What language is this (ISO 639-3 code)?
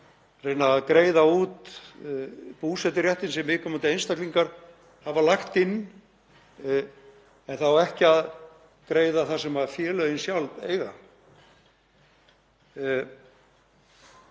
isl